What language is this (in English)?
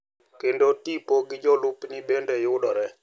Luo (Kenya and Tanzania)